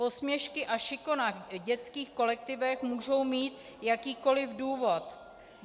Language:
Czech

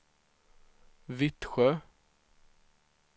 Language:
Swedish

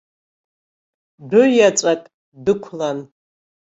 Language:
Abkhazian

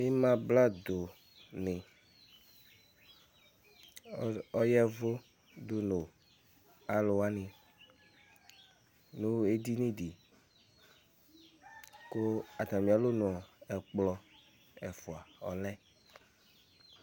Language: Ikposo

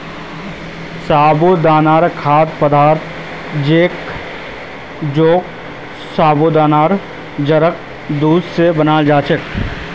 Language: Magahi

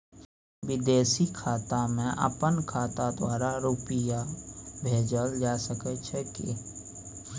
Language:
Maithili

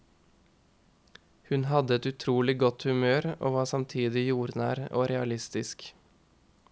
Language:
Norwegian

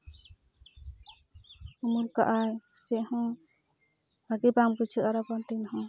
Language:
Santali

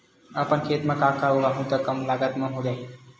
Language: Chhattisgarhi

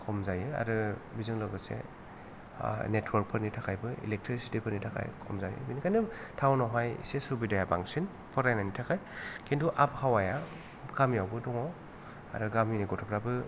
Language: Bodo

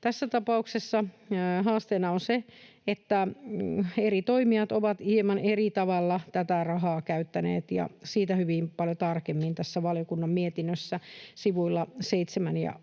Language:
Finnish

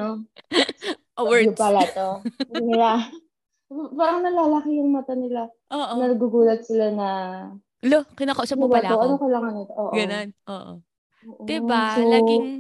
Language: Filipino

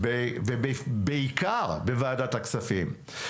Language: Hebrew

